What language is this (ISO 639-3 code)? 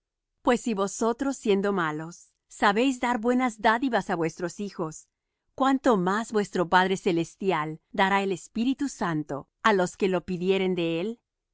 spa